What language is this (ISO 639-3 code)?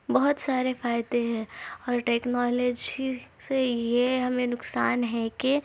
urd